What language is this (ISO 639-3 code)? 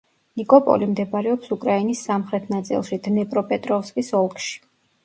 kat